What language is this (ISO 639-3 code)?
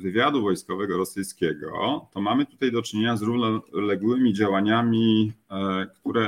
pol